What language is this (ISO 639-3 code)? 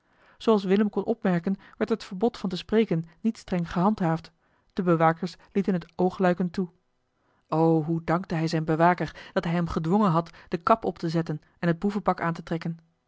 nld